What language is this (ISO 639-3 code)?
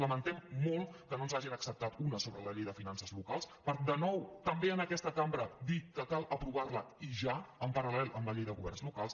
cat